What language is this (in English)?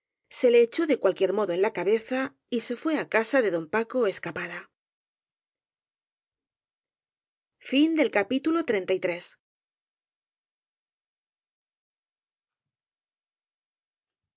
Spanish